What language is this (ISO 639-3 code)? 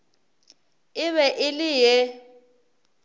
nso